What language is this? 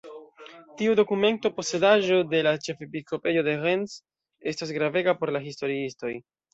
Esperanto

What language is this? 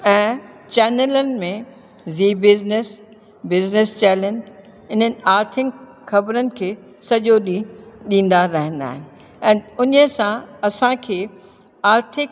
Sindhi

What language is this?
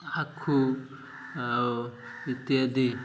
Odia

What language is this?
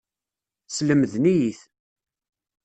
Kabyle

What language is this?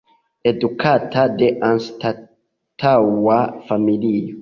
Esperanto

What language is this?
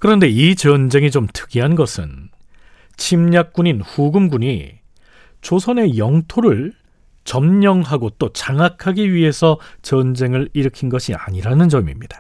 Korean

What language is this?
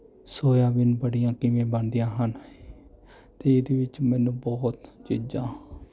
Punjabi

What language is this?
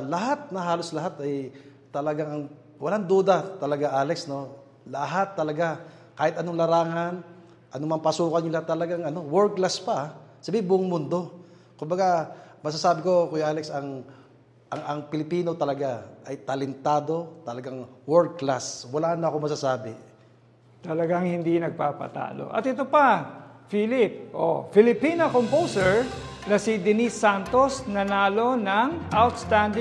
Filipino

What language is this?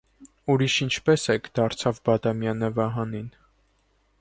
Armenian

